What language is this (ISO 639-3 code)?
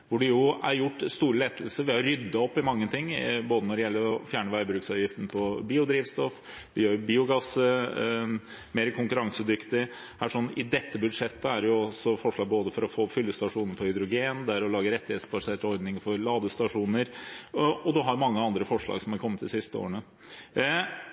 nob